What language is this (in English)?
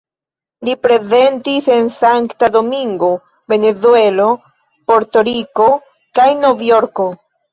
Esperanto